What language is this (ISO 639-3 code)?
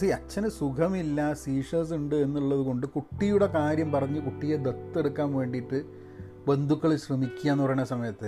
mal